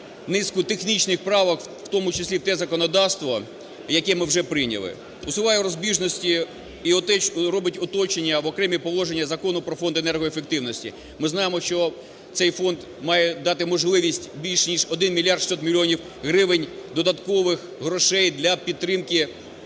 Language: Ukrainian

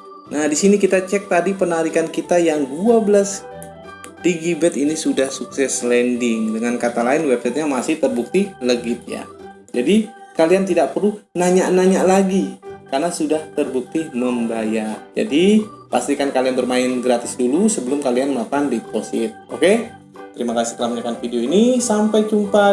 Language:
Indonesian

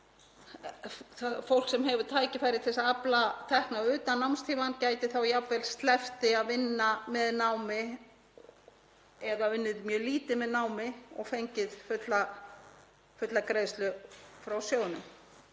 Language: Icelandic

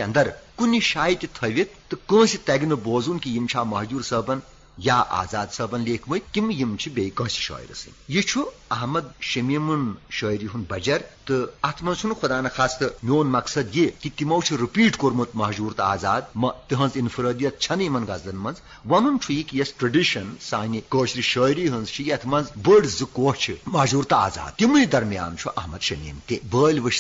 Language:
Urdu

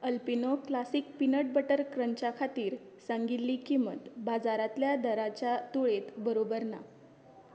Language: Konkani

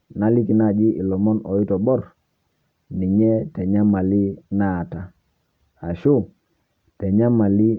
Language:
Masai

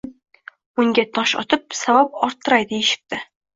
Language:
Uzbek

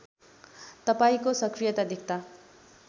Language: Nepali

